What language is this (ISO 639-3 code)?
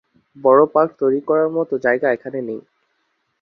ben